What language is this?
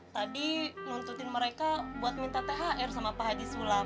Indonesian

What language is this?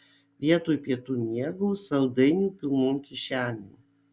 Lithuanian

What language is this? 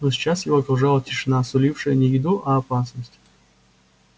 Russian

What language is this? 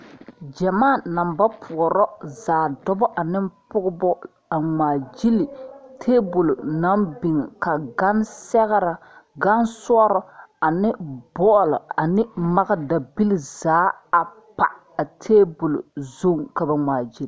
Southern Dagaare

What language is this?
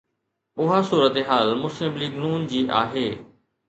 Sindhi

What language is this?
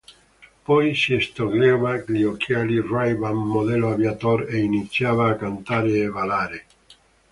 Italian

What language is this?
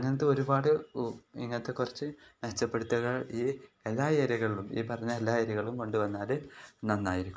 Malayalam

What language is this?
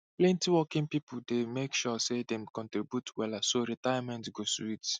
Nigerian Pidgin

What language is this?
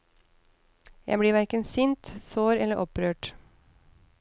Norwegian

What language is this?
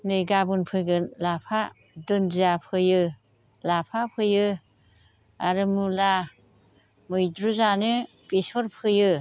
Bodo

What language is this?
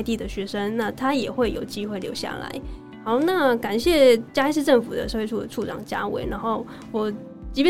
Chinese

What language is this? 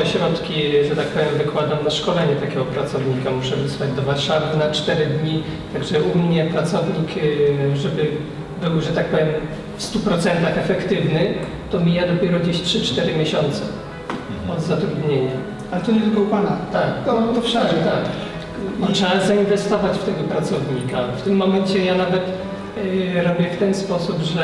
Polish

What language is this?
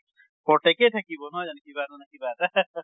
Assamese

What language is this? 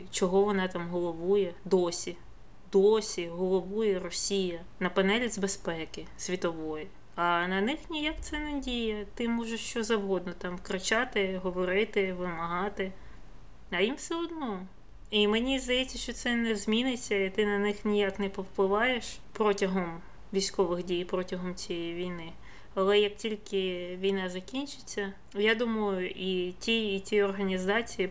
Ukrainian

